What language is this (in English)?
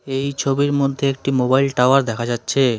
Bangla